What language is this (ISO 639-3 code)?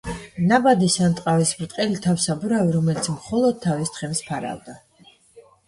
kat